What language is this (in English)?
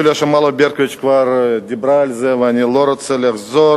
Hebrew